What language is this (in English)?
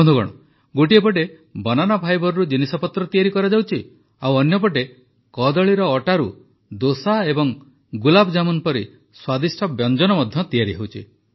Odia